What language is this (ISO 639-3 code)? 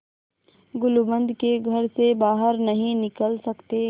hin